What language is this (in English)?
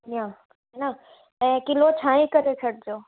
Sindhi